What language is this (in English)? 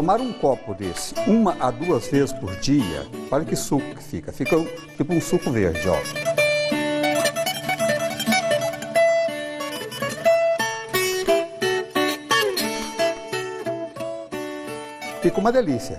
Portuguese